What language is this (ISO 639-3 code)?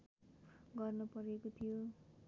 nep